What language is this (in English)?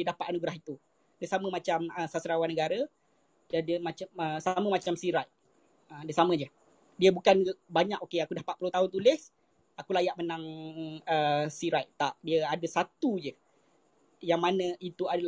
Malay